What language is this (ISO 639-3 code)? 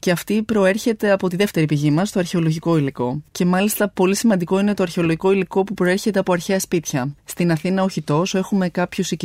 ell